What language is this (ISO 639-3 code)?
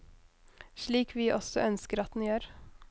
nor